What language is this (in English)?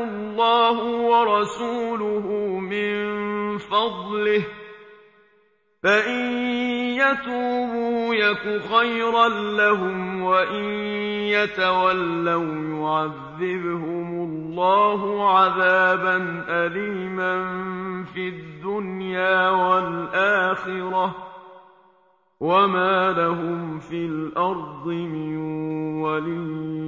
Arabic